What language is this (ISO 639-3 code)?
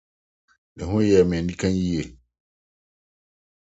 aka